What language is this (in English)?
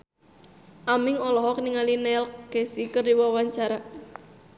Sundanese